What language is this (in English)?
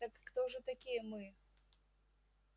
Russian